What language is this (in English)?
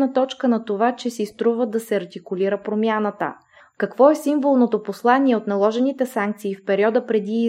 Bulgarian